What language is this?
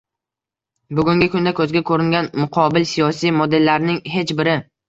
Uzbek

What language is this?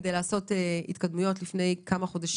Hebrew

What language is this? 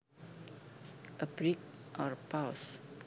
Javanese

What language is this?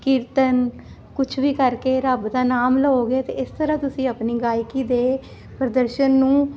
Punjabi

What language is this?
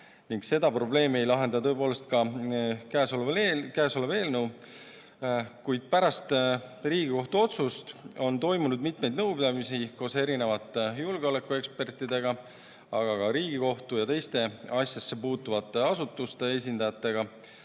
Estonian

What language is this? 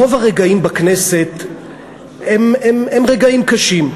Hebrew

